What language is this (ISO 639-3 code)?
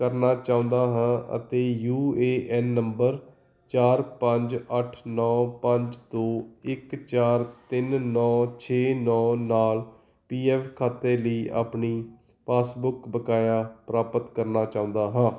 pan